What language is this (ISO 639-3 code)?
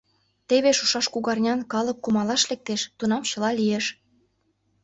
chm